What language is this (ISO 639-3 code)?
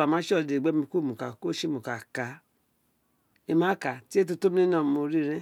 its